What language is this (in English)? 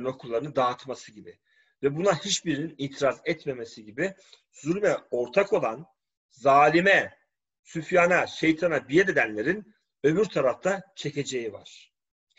Turkish